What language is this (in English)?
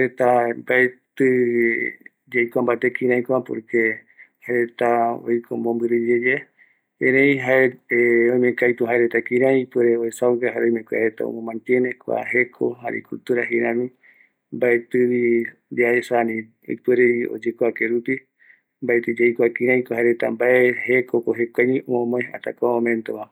Eastern Bolivian Guaraní